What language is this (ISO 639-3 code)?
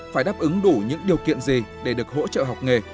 vie